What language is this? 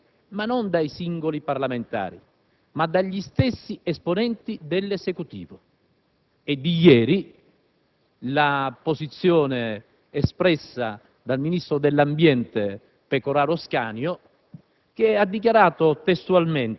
Italian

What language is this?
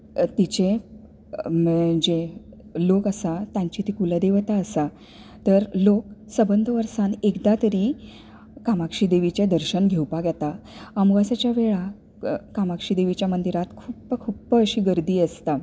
Konkani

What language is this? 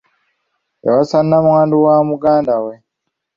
Ganda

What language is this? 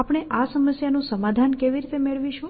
Gujarati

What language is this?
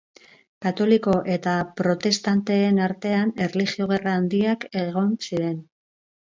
Basque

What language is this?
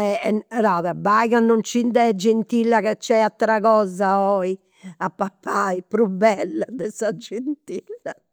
Campidanese Sardinian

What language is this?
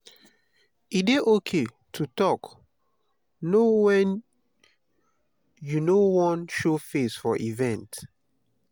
Nigerian Pidgin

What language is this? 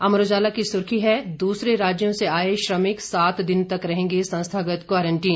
Hindi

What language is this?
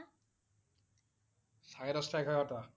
Assamese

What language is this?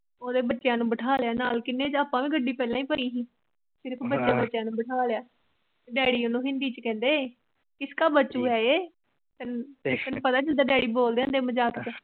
Punjabi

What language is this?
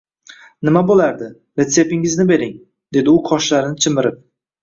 Uzbek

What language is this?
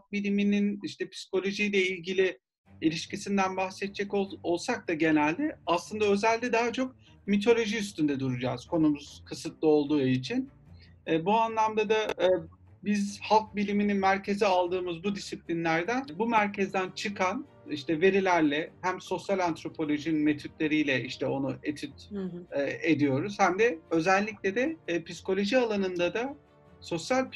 Turkish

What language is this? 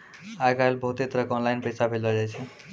Maithili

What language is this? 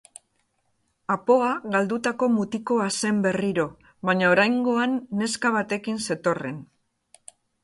Basque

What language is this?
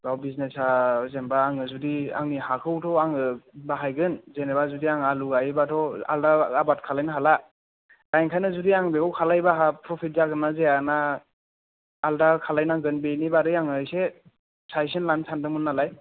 Bodo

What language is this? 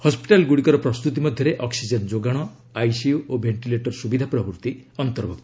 Odia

